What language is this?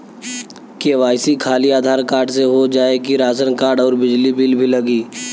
Bhojpuri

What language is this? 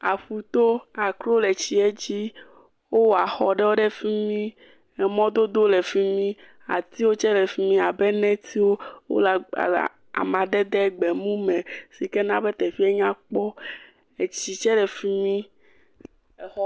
Ewe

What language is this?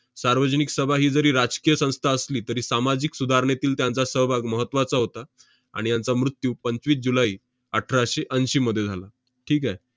Marathi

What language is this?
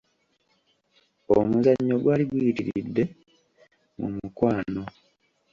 Ganda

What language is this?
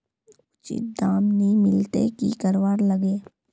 Magahi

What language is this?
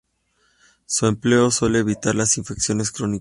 Spanish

